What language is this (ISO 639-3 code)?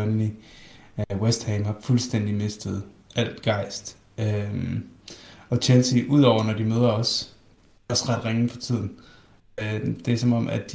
dan